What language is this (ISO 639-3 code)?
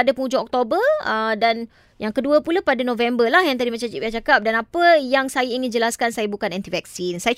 msa